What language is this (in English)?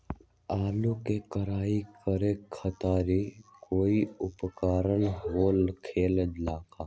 Magahi